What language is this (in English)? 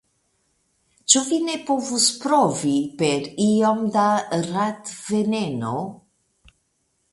Esperanto